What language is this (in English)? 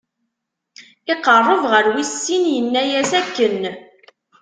Kabyle